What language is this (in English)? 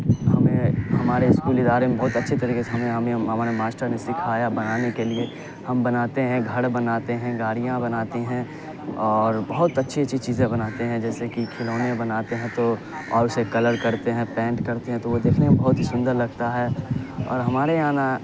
Urdu